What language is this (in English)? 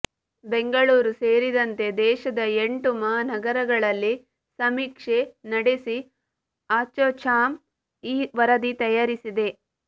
Kannada